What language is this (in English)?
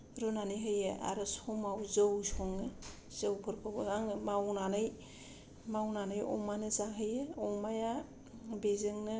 Bodo